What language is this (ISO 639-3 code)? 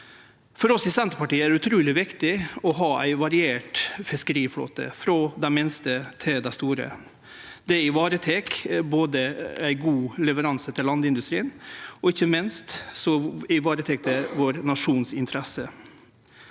nor